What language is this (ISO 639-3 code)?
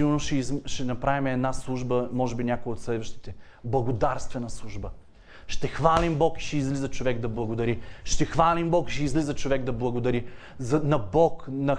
bul